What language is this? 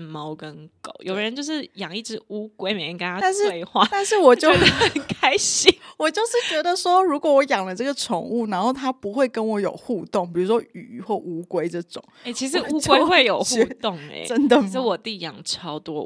Chinese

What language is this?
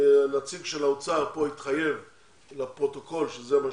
Hebrew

